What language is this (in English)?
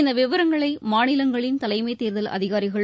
Tamil